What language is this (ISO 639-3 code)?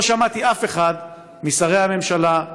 heb